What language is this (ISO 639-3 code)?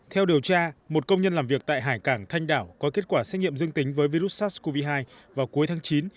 vie